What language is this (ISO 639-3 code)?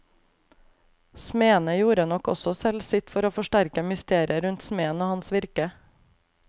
nor